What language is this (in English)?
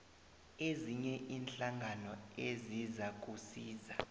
South Ndebele